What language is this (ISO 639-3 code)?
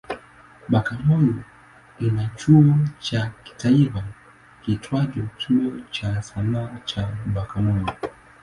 swa